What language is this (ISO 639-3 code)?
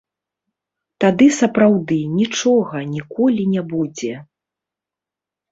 bel